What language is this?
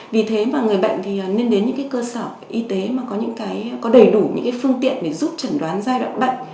Vietnamese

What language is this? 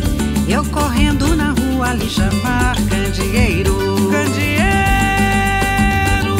Portuguese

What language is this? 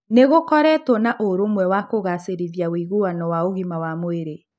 Kikuyu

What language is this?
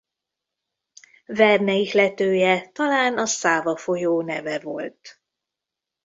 Hungarian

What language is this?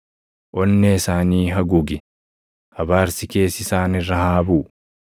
Oromo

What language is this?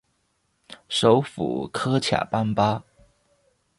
Chinese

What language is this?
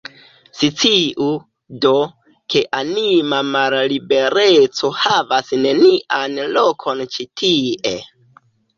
Esperanto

